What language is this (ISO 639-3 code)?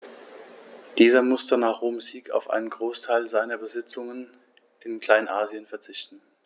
deu